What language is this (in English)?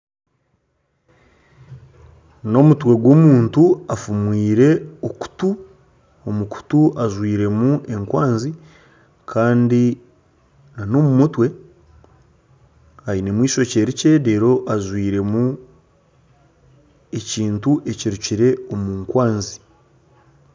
Nyankole